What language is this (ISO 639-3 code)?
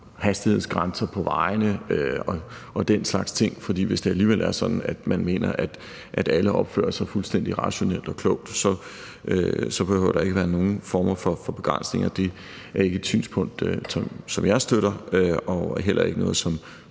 dan